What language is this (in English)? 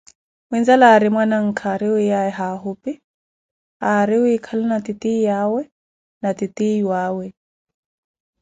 Koti